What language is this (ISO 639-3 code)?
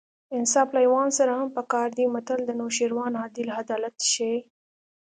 pus